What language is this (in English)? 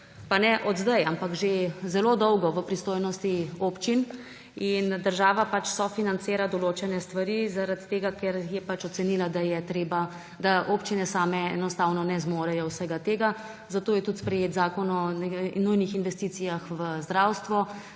Slovenian